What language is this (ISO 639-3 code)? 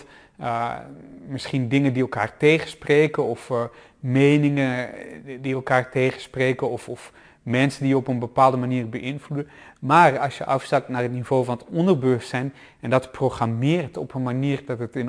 nld